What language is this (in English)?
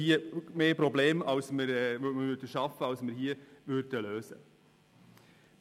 Swiss German